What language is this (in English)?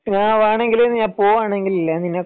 Malayalam